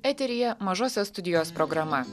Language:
Lithuanian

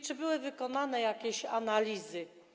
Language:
Polish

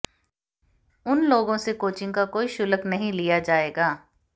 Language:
Hindi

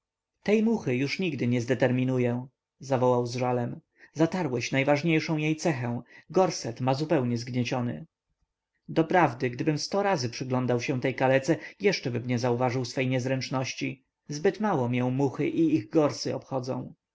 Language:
Polish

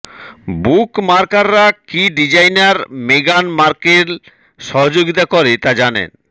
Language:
Bangla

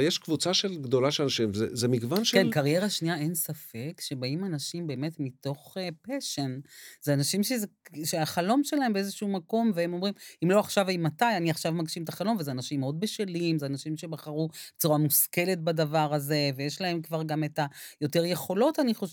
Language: Hebrew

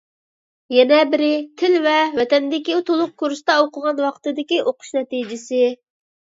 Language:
Uyghur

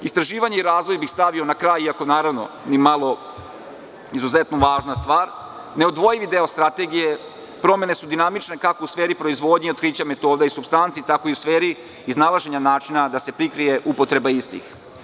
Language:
Serbian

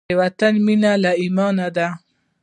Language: Pashto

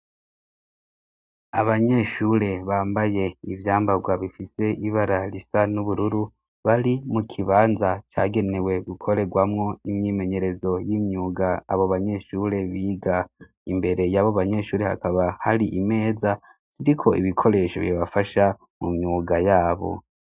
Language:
Rundi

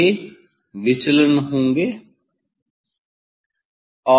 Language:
Hindi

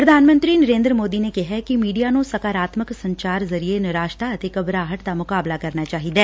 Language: Punjabi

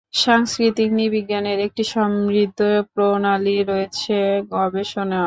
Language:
Bangla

